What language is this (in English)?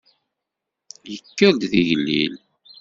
Kabyle